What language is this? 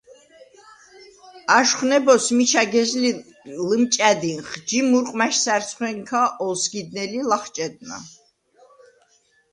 Svan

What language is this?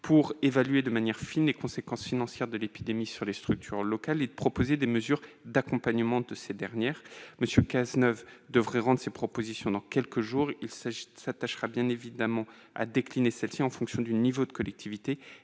French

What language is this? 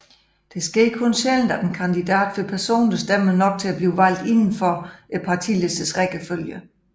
Danish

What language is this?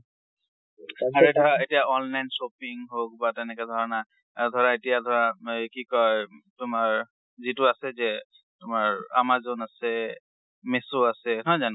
Assamese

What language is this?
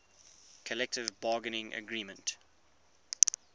English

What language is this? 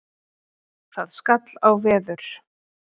Icelandic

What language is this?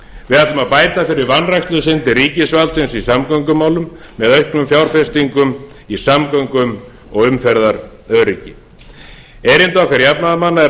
Icelandic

